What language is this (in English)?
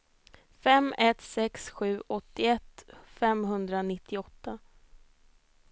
Swedish